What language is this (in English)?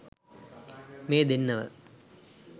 Sinhala